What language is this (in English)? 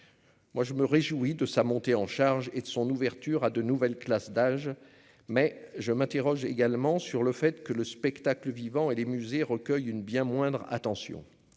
French